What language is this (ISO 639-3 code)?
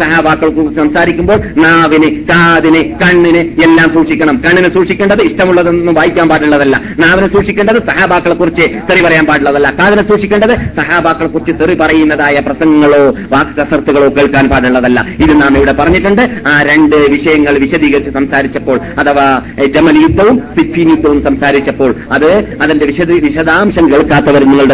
mal